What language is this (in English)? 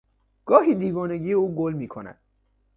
Persian